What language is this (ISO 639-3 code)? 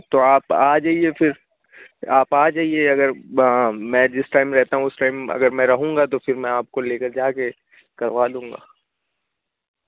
urd